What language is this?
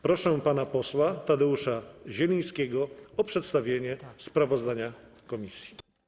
Polish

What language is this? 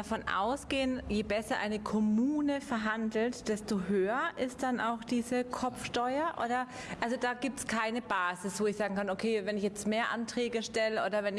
German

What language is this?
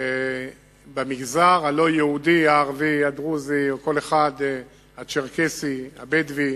Hebrew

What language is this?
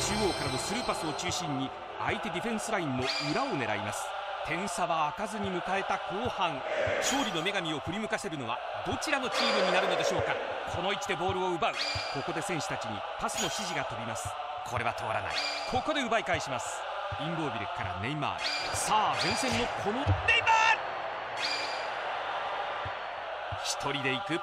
Japanese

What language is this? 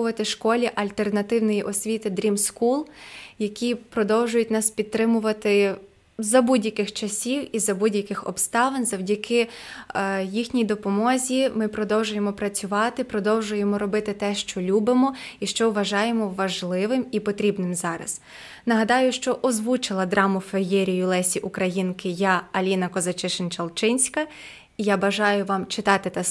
Ukrainian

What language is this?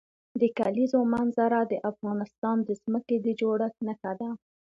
Pashto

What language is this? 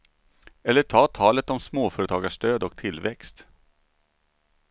Swedish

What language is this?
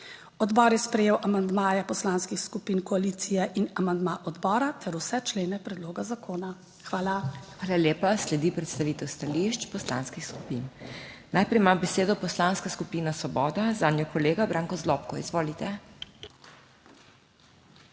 Slovenian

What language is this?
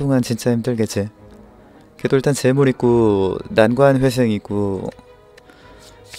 Korean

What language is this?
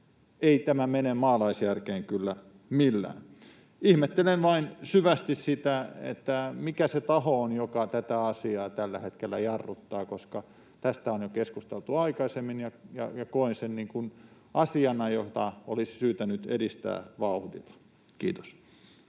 Finnish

